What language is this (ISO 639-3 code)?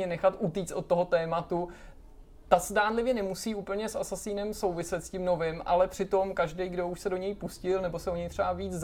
ces